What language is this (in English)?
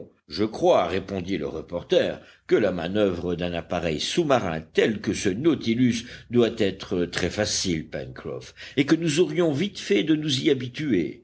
French